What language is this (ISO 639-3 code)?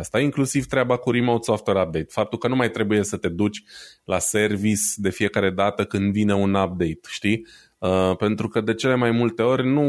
ron